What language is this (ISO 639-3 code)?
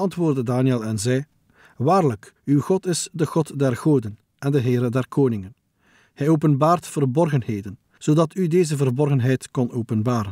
nld